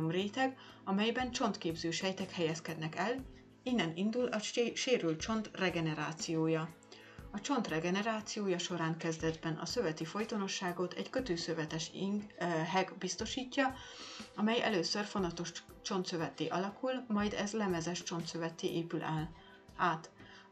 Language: Hungarian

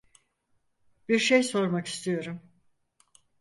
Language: Turkish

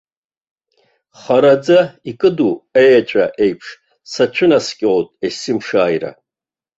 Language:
Abkhazian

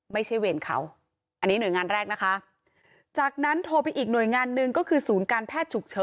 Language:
Thai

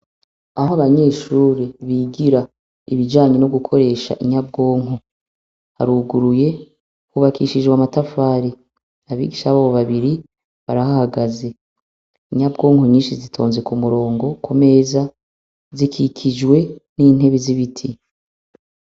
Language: Rundi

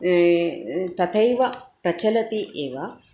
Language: Sanskrit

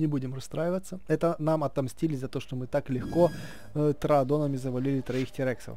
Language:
Russian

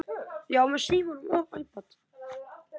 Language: Icelandic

